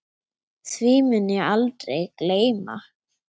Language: Icelandic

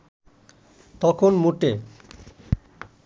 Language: Bangla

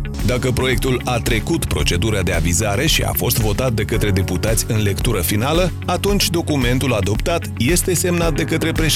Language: Romanian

